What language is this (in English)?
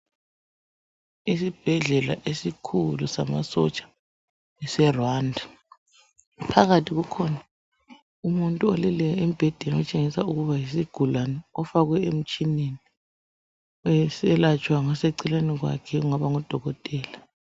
North Ndebele